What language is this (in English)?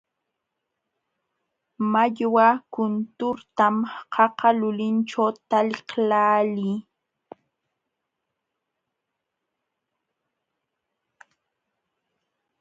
Jauja Wanca Quechua